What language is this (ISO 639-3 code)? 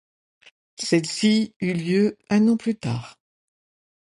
fra